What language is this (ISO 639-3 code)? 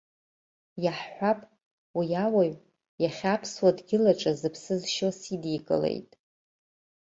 abk